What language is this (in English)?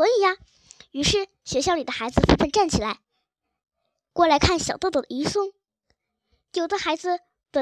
Chinese